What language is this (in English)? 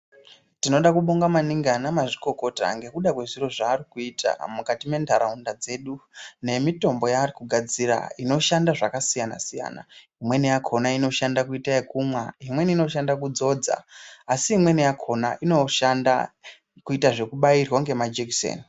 Ndau